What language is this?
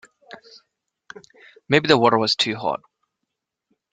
English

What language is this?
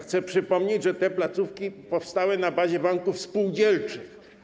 Polish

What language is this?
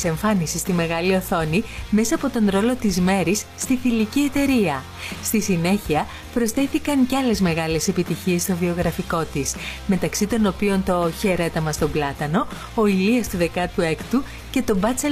Greek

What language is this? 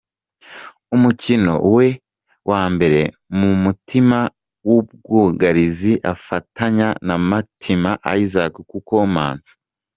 Kinyarwanda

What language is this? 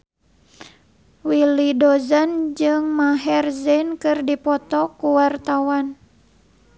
Sundanese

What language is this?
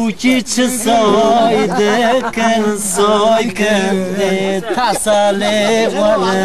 Arabic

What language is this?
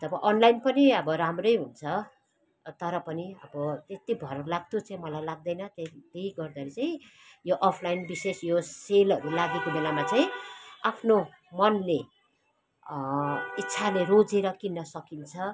Nepali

